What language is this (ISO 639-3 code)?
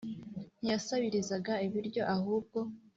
kin